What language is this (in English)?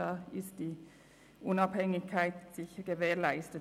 Swiss German